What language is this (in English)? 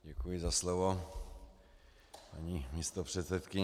Czech